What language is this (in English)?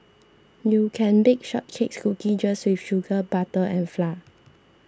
English